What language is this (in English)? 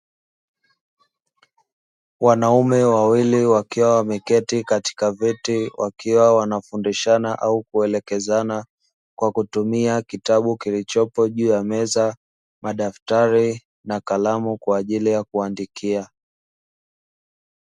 Swahili